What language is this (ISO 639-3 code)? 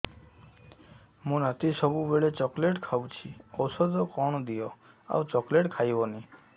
ori